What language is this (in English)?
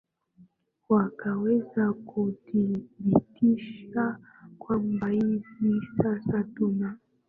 Swahili